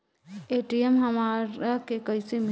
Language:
Bhojpuri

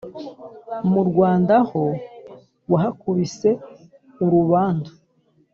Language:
Kinyarwanda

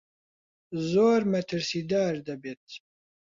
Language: Central Kurdish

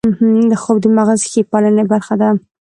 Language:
Pashto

